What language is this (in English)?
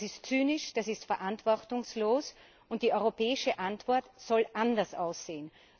German